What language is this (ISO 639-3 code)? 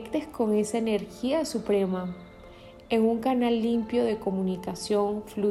spa